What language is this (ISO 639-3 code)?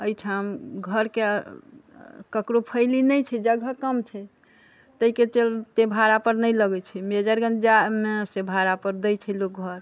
mai